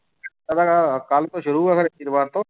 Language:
Punjabi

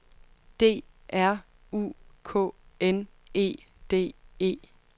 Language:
Danish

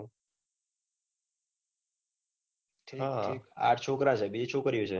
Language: Gujarati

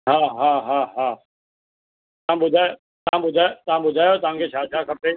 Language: Sindhi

